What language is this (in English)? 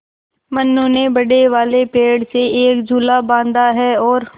Hindi